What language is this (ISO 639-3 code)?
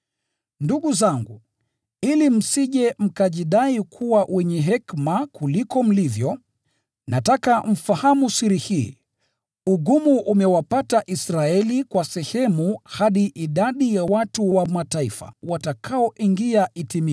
swa